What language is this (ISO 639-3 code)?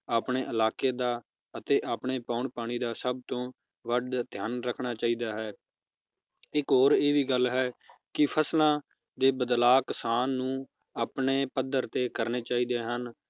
pan